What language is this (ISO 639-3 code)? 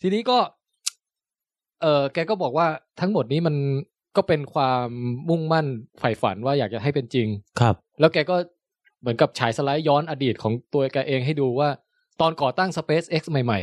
tha